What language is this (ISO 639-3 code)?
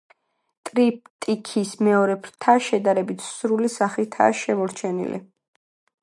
kat